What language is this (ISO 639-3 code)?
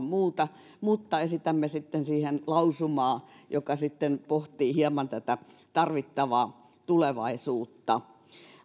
fin